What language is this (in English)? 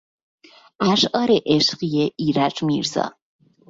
Persian